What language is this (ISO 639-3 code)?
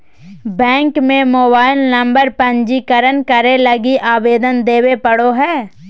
mag